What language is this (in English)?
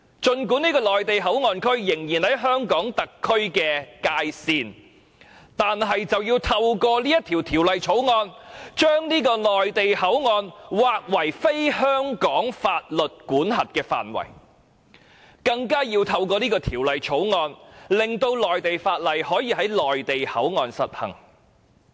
Cantonese